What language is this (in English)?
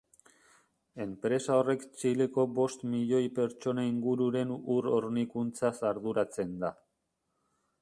Basque